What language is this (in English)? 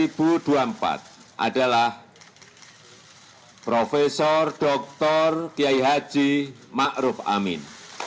Indonesian